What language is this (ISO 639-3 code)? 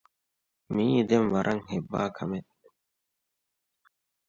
div